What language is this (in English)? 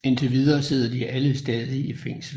Danish